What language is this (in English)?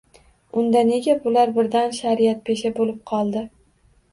Uzbek